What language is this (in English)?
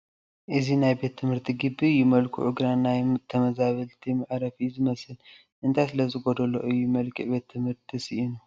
Tigrinya